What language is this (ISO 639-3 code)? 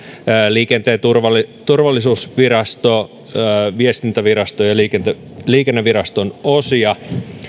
fin